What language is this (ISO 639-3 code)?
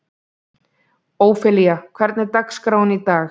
isl